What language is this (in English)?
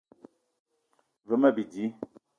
Eton (Cameroon)